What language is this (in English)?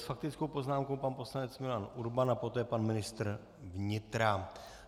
Czech